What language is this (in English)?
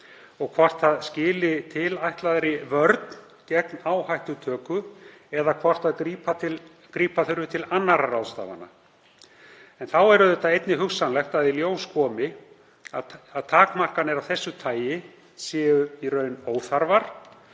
Icelandic